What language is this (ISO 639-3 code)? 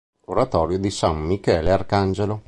ita